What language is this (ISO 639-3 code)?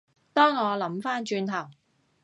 yue